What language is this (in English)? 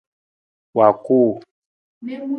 Nawdm